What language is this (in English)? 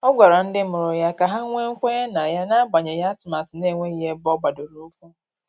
Igbo